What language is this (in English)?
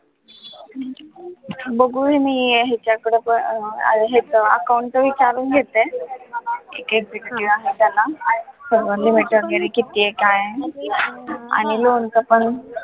Marathi